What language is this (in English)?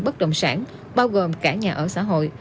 Vietnamese